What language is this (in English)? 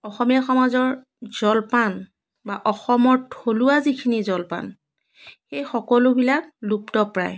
Assamese